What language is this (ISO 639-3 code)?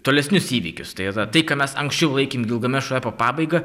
lit